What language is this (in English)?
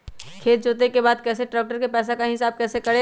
Magahi